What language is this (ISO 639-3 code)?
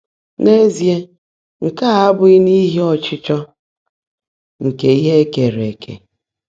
ibo